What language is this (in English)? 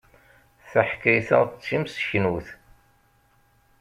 Kabyle